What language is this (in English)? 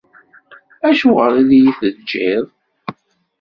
Kabyle